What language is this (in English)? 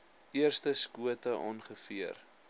Afrikaans